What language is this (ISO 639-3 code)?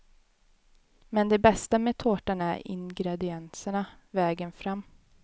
swe